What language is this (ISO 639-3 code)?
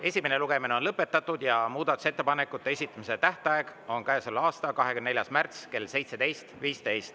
est